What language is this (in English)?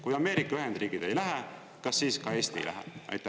Estonian